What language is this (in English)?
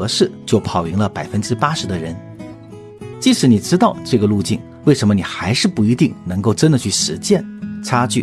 Chinese